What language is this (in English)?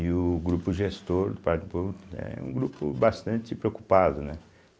Portuguese